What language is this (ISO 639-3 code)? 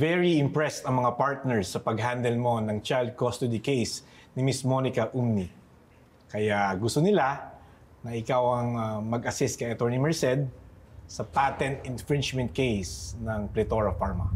fil